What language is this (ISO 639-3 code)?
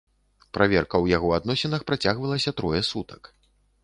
bel